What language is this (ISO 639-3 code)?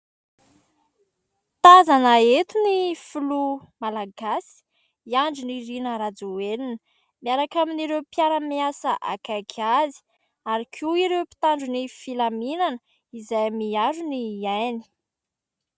mlg